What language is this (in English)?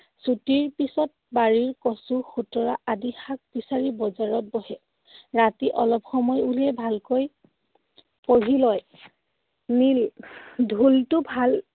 Assamese